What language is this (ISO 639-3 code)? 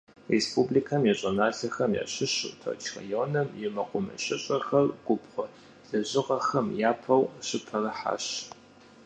kbd